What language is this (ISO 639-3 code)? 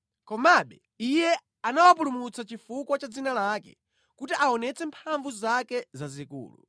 nya